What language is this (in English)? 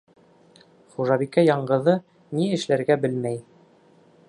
Bashkir